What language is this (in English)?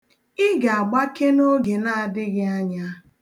Igbo